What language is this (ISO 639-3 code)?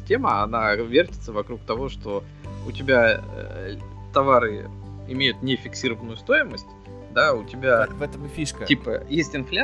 rus